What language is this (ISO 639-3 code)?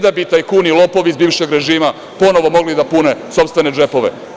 srp